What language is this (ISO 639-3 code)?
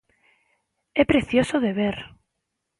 glg